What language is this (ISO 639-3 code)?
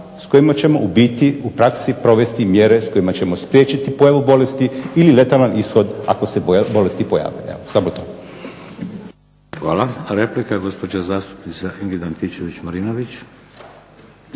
hrv